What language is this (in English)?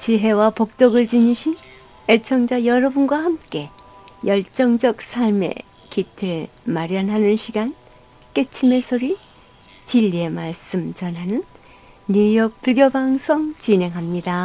Korean